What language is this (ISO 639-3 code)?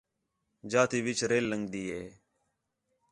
xhe